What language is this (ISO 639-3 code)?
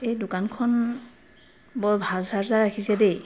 asm